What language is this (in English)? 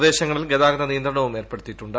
Malayalam